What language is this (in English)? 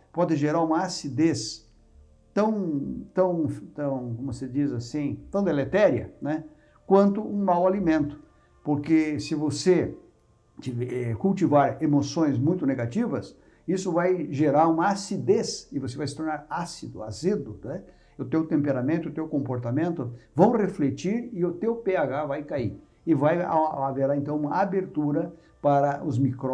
Portuguese